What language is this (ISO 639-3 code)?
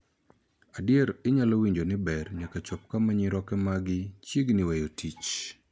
luo